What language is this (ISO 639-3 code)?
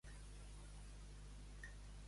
cat